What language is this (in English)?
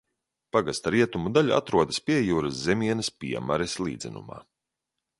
Latvian